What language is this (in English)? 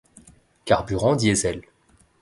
French